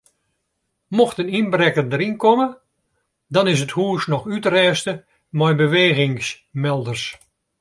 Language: Western Frisian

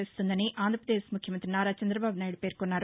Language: Telugu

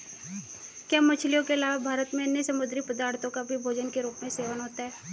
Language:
Hindi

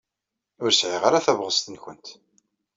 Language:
Kabyle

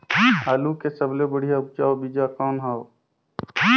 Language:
Chhattisgarhi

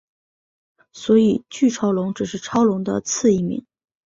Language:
Chinese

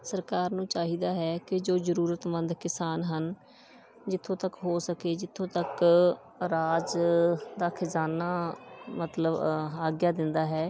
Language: Punjabi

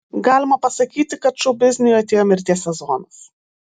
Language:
Lithuanian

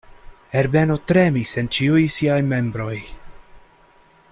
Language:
Esperanto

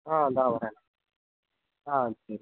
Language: Tamil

